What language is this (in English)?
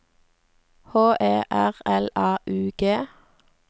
Norwegian